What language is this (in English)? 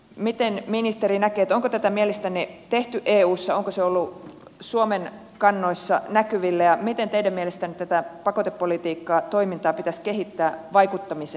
Finnish